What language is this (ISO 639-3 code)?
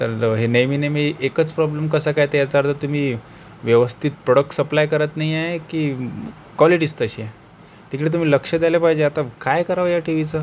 mar